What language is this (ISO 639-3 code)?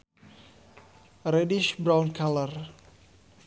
sun